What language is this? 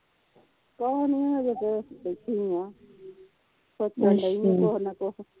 Punjabi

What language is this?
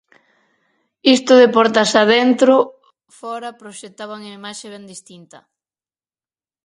Galician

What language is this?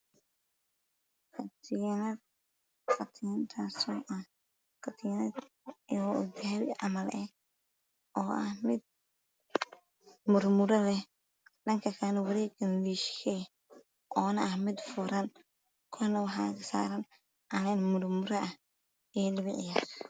Somali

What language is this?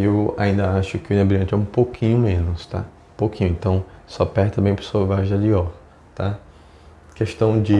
Portuguese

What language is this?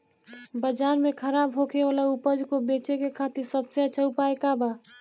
Bhojpuri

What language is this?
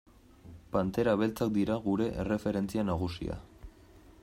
Basque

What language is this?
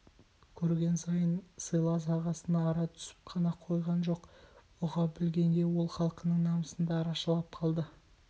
Kazakh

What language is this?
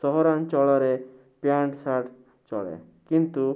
Odia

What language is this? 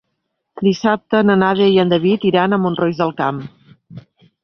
Catalan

